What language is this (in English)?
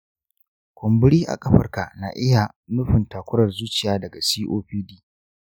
Hausa